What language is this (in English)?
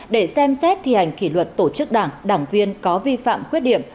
Vietnamese